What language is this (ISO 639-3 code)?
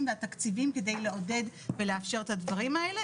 heb